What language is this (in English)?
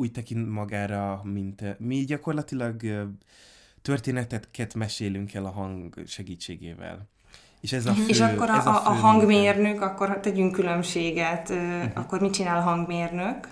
Hungarian